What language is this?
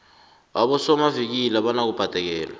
South Ndebele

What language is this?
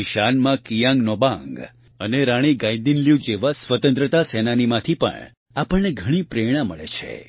Gujarati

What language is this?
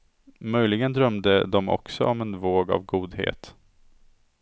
Swedish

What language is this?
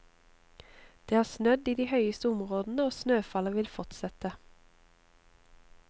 Norwegian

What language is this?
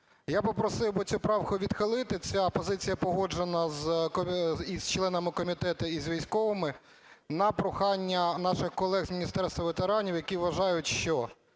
Ukrainian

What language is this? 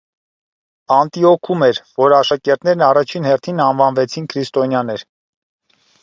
Armenian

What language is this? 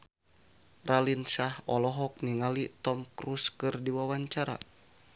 Sundanese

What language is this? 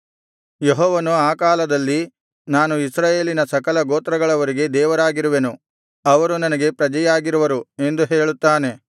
Kannada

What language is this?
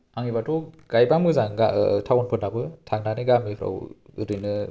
Bodo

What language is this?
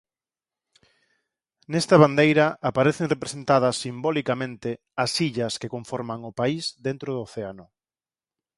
Galician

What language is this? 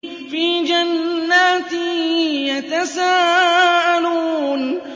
Arabic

